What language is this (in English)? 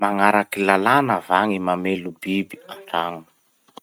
Masikoro Malagasy